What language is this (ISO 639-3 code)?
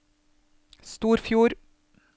nor